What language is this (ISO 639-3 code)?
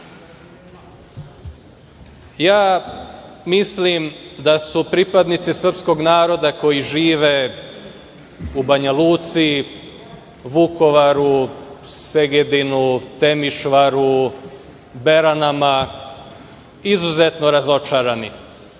srp